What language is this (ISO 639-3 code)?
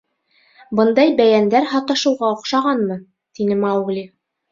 bak